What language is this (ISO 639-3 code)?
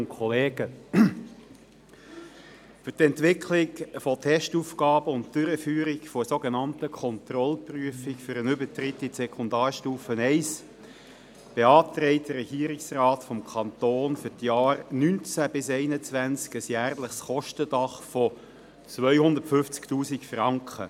gsw